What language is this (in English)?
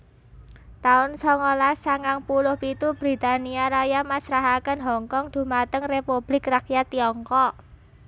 Javanese